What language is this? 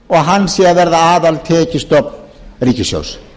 Icelandic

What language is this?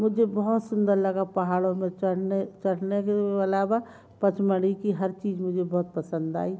Hindi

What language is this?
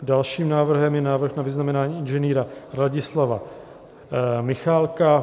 Czech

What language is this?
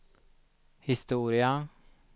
Swedish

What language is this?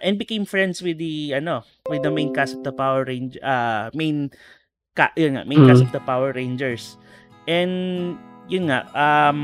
Filipino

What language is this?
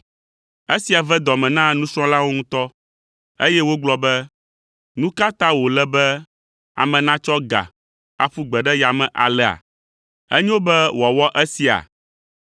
Ewe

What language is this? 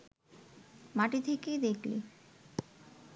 Bangla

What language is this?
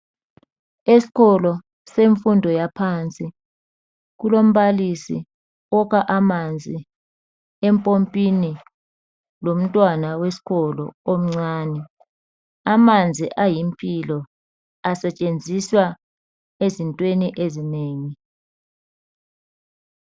North Ndebele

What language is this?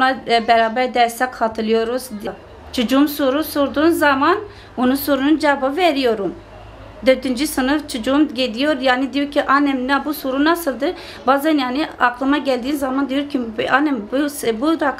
Turkish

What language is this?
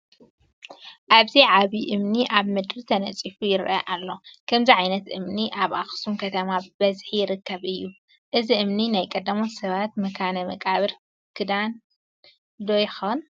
Tigrinya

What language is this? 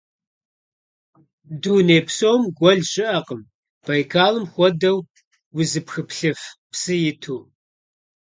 Kabardian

